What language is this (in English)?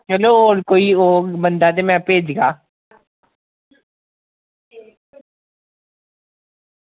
Dogri